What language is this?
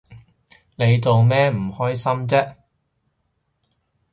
Cantonese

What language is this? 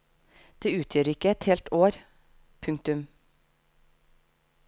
Norwegian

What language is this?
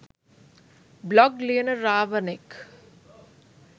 Sinhala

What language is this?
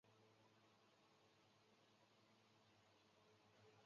Chinese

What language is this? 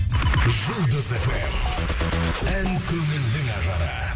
Kazakh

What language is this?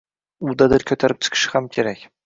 Uzbek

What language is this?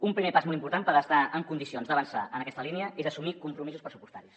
Catalan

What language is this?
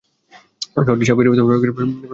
Bangla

